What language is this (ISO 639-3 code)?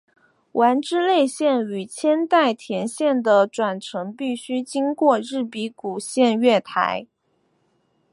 zho